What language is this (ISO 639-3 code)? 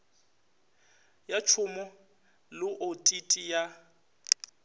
nso